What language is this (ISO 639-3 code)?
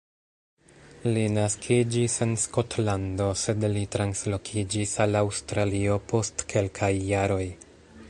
epo